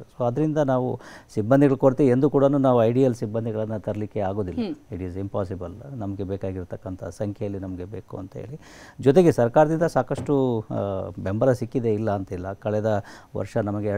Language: Kannada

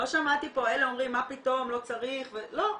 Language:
Hebrew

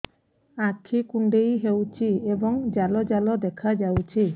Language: Odia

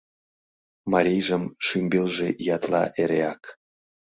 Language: Mari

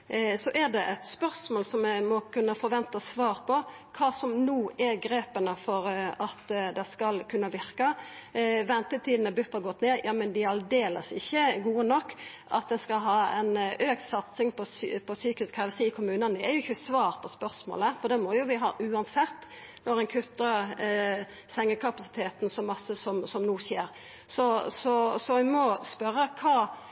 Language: Norwegian Nynorsk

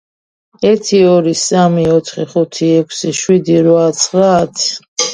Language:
Georgian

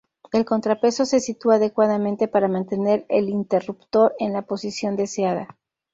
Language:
Spanish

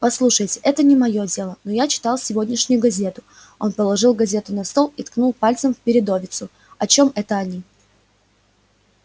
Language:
Russian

